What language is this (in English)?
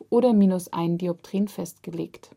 German